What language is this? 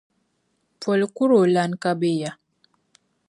Dagbani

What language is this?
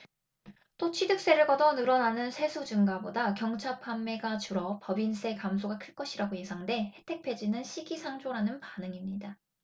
Korean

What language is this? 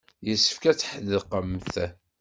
Kabyle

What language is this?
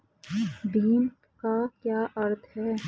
Hindi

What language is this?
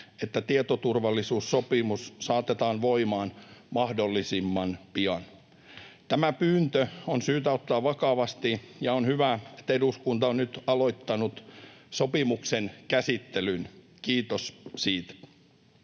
Finnish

